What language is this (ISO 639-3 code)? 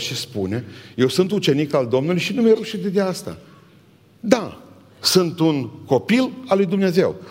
ron